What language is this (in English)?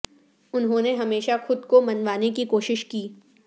Urdu